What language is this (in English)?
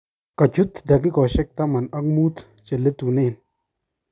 Kalenjin